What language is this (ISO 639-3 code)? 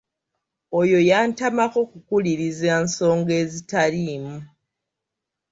lug